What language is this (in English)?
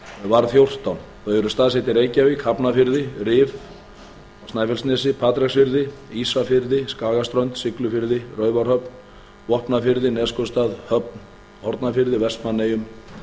Icelandic